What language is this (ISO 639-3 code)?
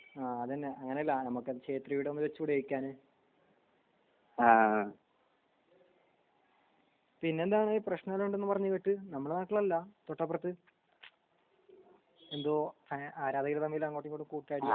mal